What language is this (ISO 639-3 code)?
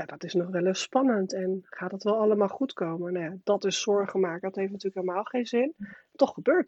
nld